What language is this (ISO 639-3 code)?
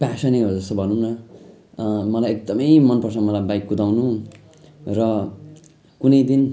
nep